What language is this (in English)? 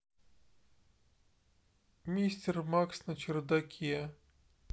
Russian